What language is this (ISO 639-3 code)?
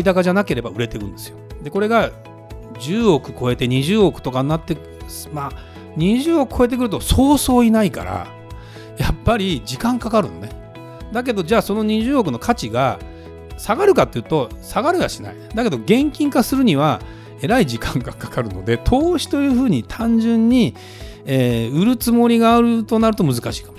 jpn